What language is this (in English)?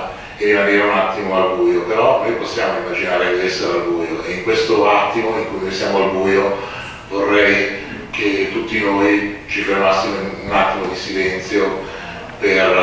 Italian